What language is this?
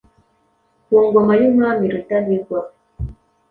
Kinyarwanda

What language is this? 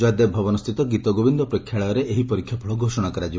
Odia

